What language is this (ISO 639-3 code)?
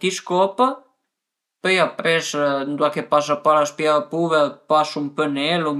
pms